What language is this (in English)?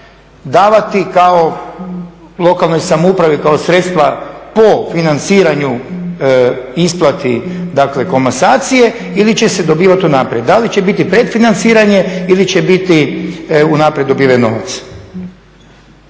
Croatian